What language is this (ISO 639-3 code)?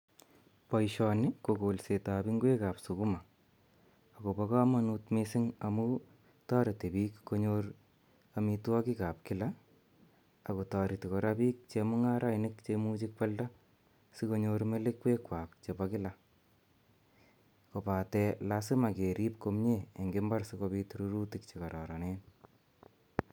kln